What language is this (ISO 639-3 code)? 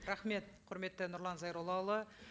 kaz